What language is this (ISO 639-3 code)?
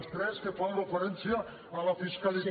cat